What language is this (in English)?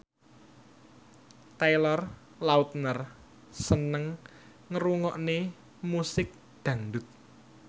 Javanese